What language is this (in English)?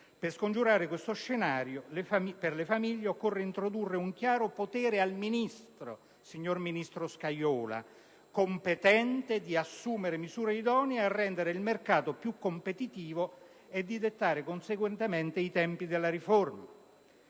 Italian